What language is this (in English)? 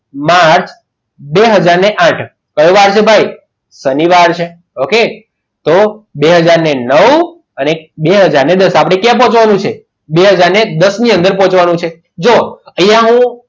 Gujarati